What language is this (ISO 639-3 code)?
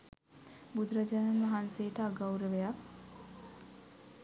sin